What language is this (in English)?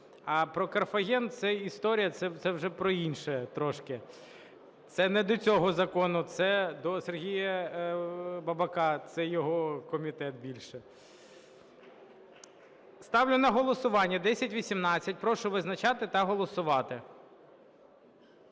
Ukrainian